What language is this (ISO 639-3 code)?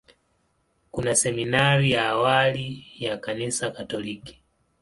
swa